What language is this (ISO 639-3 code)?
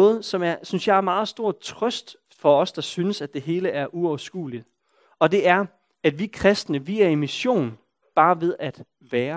dan